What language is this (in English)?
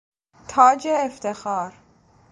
Persian